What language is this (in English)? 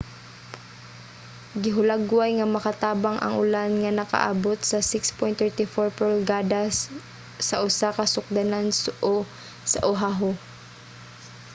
Cebuano